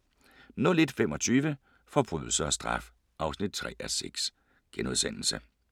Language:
Danish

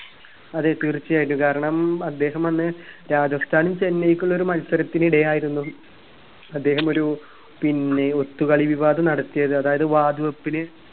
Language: Malayalam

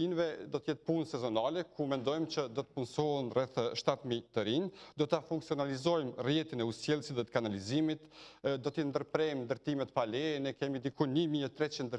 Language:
Romanian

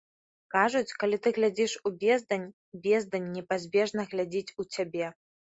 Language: Belarusian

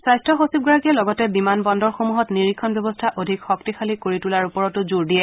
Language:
Assamese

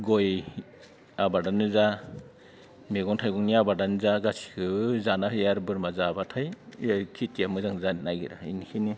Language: Bodo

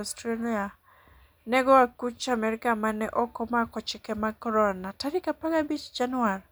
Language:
Luo (Kenya and Tanzania)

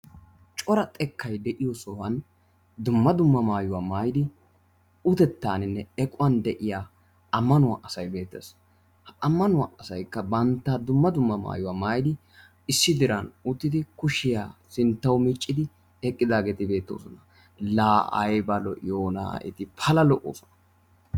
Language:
Wolaytta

